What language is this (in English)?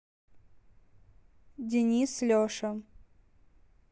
Russian